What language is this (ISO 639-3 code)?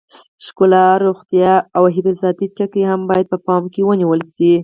pus